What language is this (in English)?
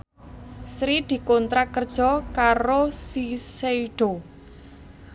Javanese